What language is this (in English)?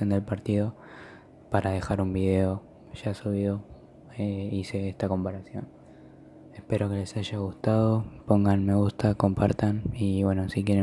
Spanish